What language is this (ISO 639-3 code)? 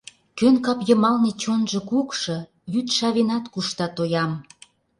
chm